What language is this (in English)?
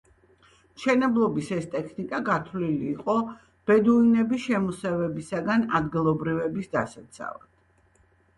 Georgian